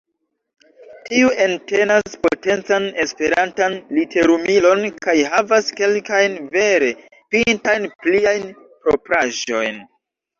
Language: Esperanto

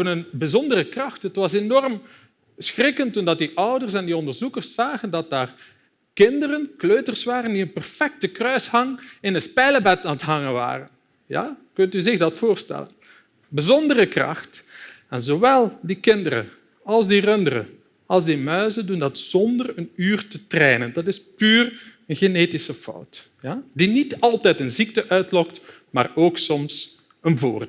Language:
Dutch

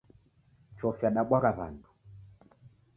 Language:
Taita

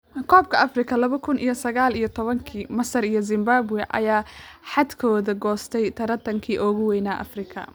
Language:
Somali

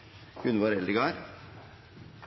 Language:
Norwegian Nynorsk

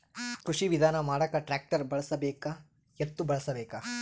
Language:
Kannada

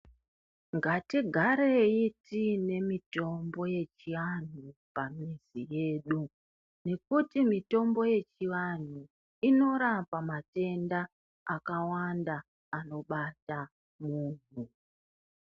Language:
Ndau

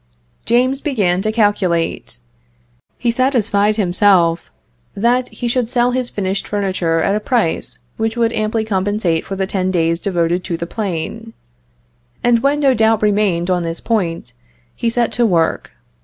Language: English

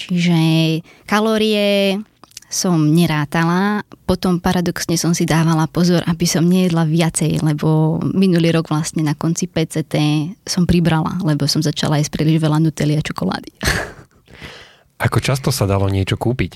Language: Slovak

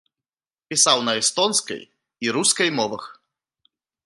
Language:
Belarusian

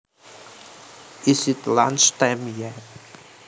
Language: Javanese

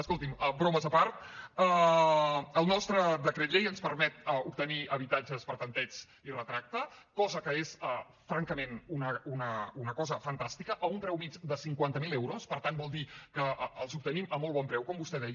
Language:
Catalan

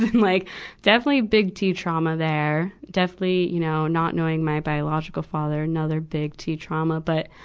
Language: English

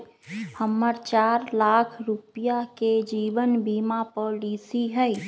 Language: Magahi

